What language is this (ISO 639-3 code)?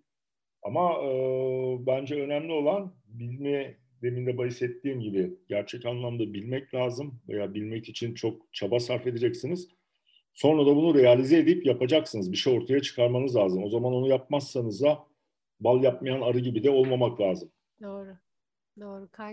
tur